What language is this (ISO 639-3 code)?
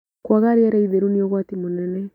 kik